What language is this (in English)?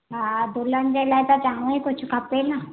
Sindhi